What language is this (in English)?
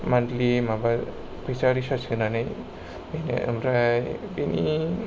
Bodo